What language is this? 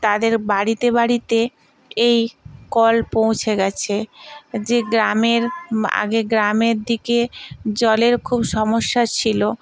Bangla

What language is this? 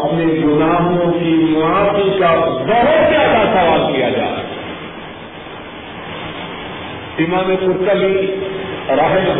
Urdu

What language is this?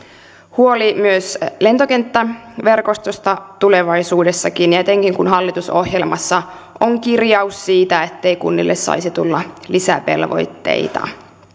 Finnish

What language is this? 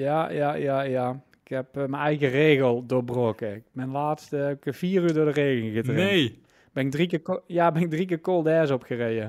Dutch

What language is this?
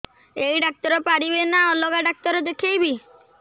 Odia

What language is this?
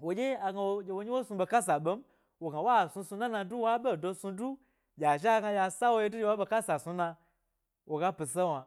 Gbari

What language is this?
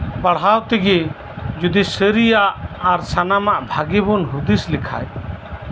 Santali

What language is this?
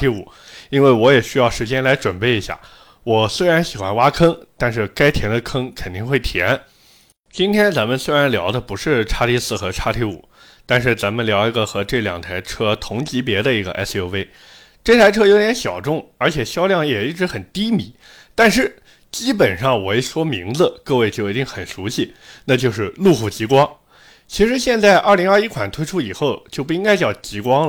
Chinese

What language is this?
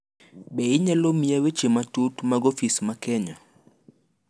Luo (Kenya and Tanzania)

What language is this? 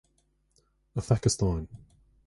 Irish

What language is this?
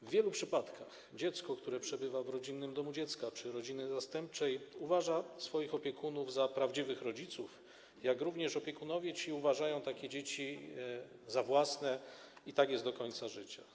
Polish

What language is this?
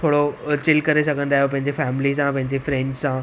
Sindhi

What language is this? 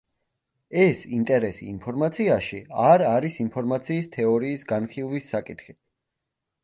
Georgian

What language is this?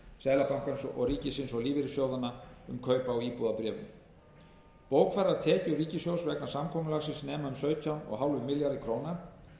Icelandic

